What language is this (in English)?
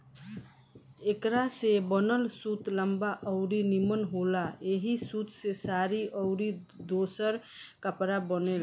Bhojpuri